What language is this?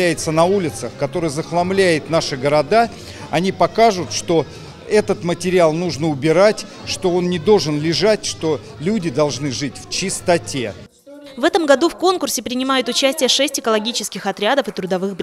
Russian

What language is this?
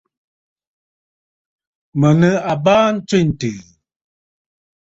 Bafut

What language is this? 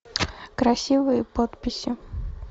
Russian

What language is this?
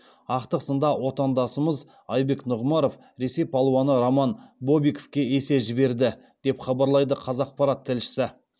Kazakh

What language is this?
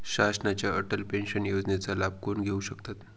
Marathi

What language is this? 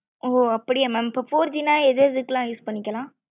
Tamil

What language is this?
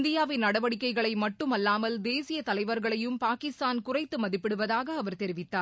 Tamil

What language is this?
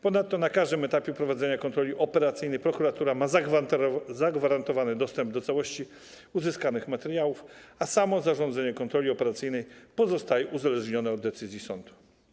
Polish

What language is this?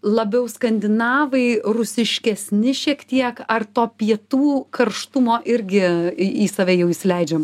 Lithuanian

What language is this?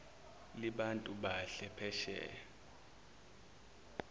Zulu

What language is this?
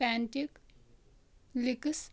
Kashmiri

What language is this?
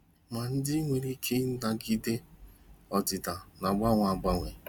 Igbo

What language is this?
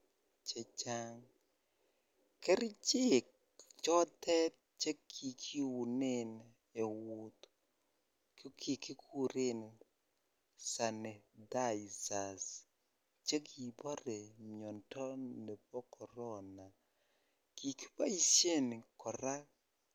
Kalenjin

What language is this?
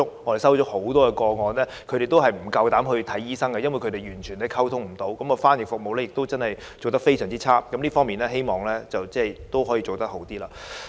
Cantonese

